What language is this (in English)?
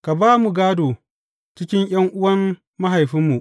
Hausa